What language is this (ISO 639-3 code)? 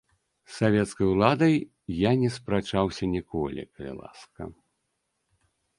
bel